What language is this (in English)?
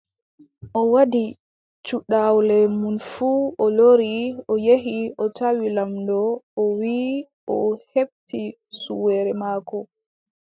Adamawa Fulfulde